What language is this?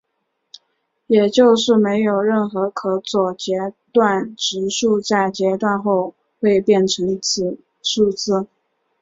Chinese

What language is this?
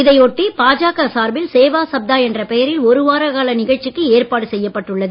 Tamil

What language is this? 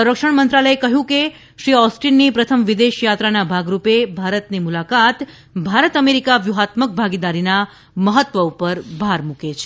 Gujarati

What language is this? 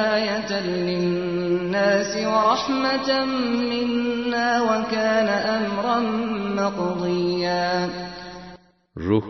Turkish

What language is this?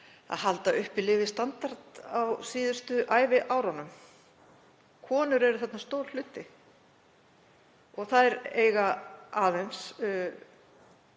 Icelandic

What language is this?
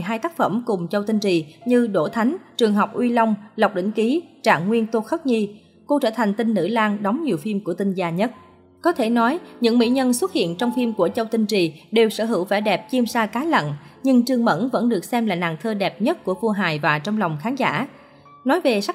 Vietnamese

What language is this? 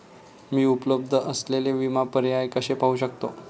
Marathi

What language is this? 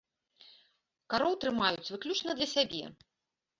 Belarusian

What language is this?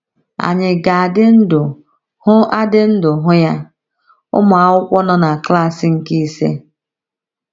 Igbo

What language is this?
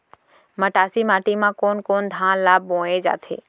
Chhattisgarhi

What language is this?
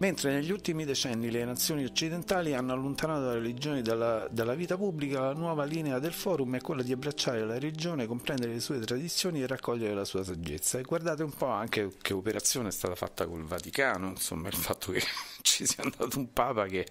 Italian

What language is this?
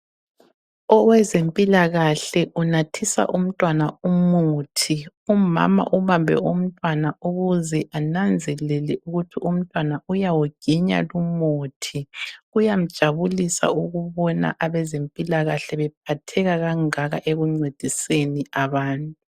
North Ndebele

